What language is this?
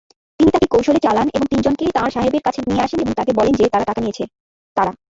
Bangla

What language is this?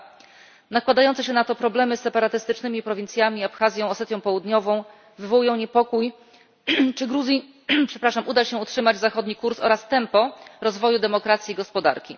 Polish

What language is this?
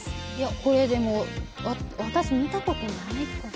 Japanese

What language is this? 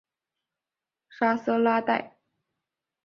Chinese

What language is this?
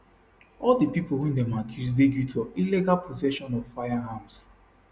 Nigerian Pidgin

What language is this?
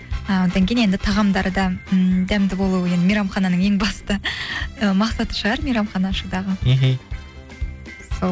Kazakh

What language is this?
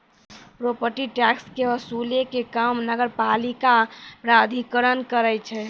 Maithili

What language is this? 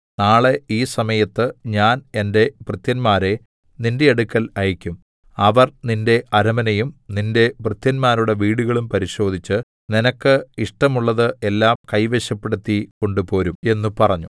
Malayalam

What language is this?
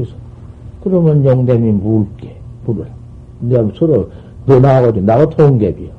Korean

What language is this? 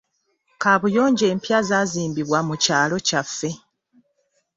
Ganda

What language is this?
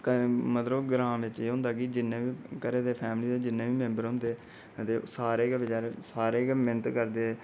Dogri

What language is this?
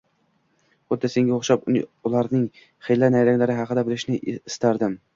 Uzbek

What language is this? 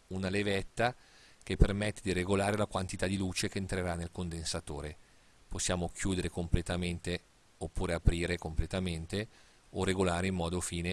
Italian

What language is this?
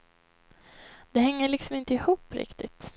Swedish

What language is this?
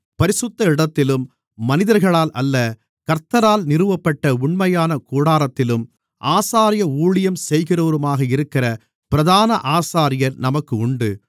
Tamil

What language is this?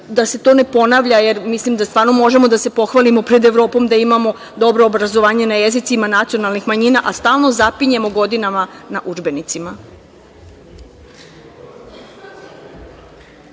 Serbian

